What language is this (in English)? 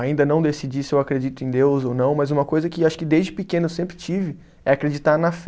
Portuguese